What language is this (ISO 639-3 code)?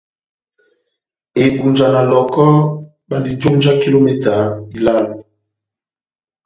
bnm